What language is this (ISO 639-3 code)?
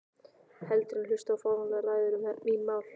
isl